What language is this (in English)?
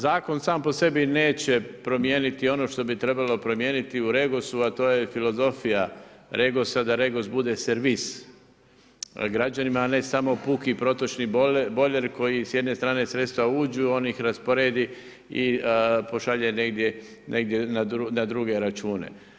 Croatian